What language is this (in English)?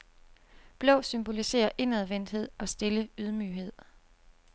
Danish